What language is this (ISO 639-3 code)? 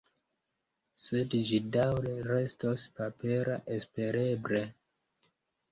epo